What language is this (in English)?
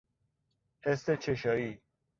Persian